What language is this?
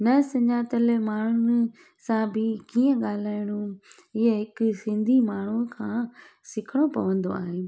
Sindhi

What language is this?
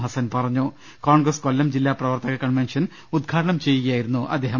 Malayalam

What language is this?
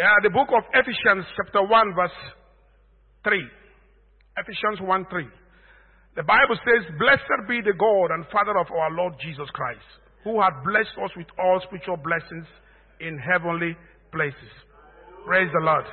English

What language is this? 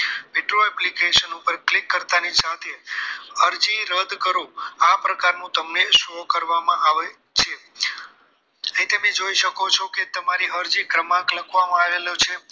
Gujarati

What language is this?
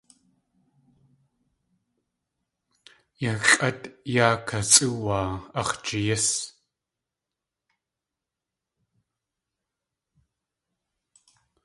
Tlingit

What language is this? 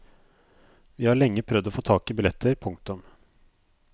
Norwegian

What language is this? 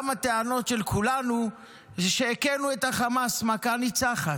Hebrew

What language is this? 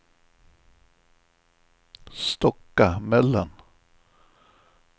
Swedish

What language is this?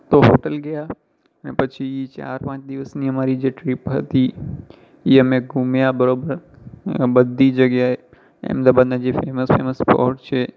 Gujarati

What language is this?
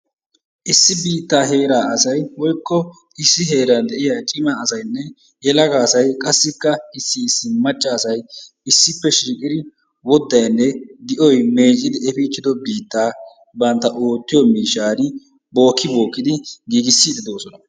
Wolaytta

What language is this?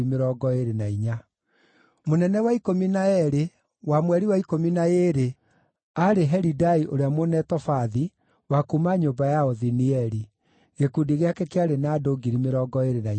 Kikuyu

